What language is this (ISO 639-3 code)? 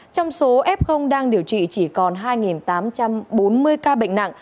vie